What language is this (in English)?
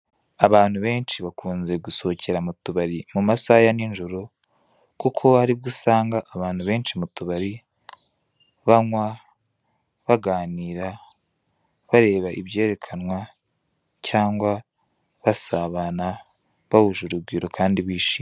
Kinyarwanda